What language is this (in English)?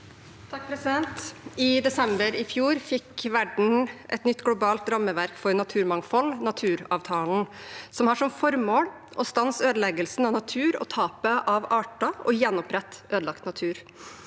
Norwegian